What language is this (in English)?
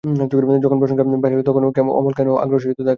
Bangla